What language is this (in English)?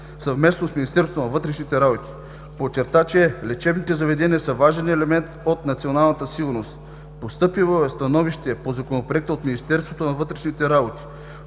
Bulgarian